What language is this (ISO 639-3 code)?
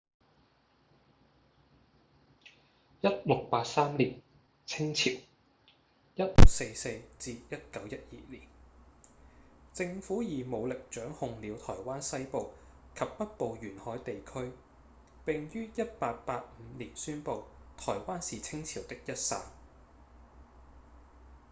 yue